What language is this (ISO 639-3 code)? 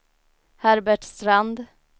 swe